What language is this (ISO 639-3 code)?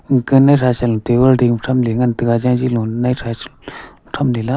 nnp